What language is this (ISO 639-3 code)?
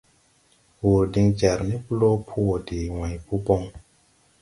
tui